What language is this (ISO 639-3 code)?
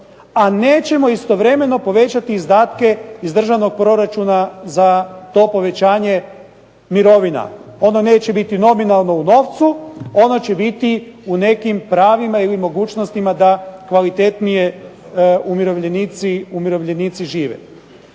hrv